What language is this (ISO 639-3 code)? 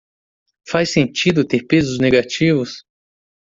por